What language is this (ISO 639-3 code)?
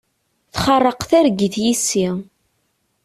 kab